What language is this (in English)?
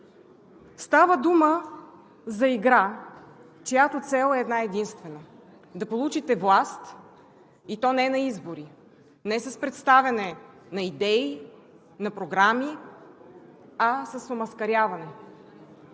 Bulgarian